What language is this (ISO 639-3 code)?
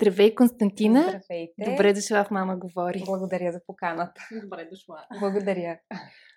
bul